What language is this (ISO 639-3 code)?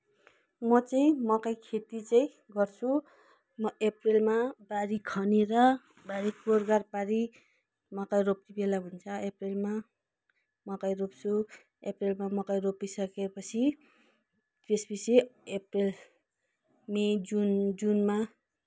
nep